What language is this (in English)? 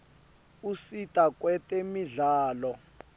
Swati